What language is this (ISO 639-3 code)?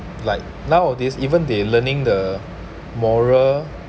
eng